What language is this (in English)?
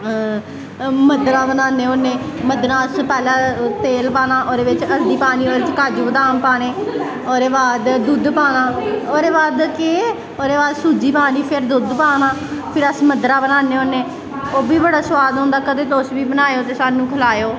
Dogri